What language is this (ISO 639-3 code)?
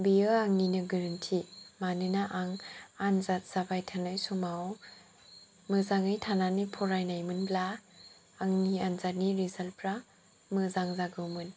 brx